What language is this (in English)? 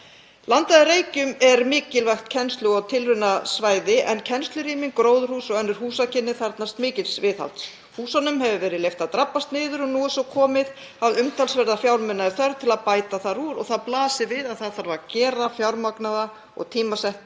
Icelandic